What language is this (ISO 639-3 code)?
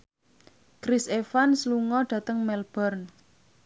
jav